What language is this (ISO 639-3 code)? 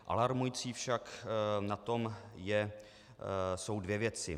ces